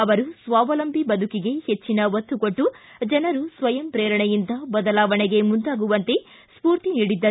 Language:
Kannada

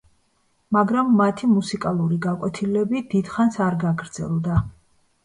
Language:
Georgian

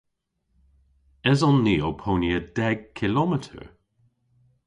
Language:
Cornish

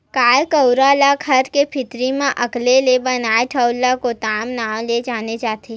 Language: Chhattisgarhi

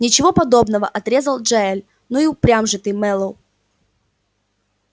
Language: Russian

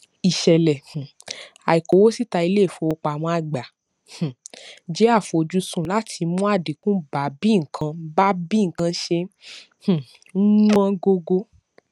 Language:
Yoruba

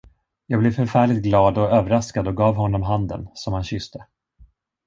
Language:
Swedish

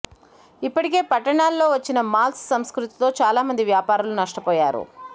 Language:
Telugu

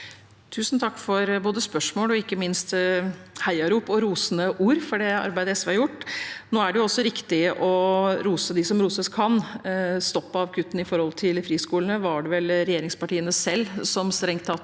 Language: Norwegian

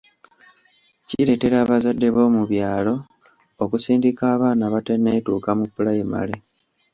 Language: Ganda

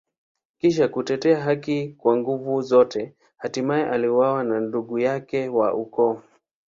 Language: Swahili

